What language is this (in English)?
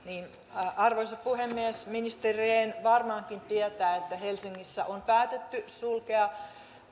Finnish